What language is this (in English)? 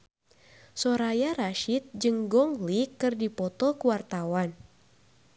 Sundanese